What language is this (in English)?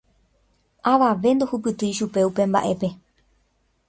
Guarani